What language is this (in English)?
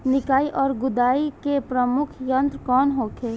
Bhojpuri